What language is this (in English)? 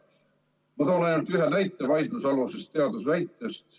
Estonian